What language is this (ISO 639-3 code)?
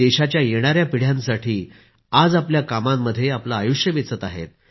mar